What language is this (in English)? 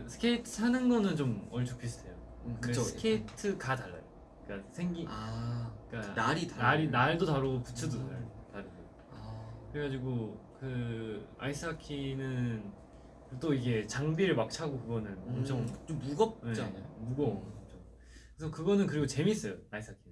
Korean